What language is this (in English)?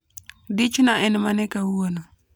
Luo (Kenya and Tanzania)